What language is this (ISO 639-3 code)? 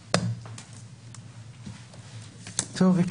heb